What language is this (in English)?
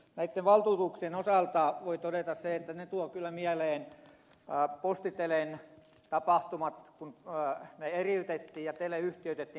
Finnish